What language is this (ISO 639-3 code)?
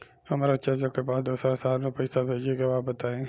bho